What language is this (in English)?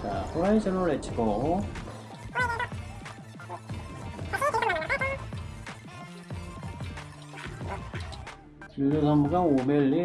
Korean